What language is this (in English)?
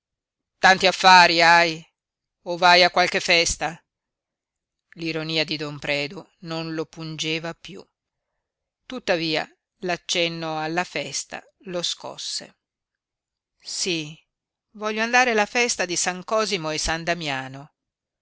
Italian